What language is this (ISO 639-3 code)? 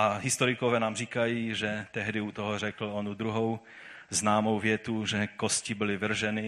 ces